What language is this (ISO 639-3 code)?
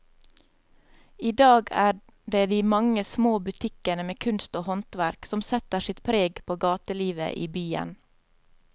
nor